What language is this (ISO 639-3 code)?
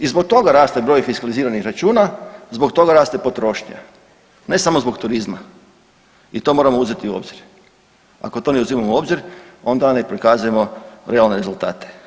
hrv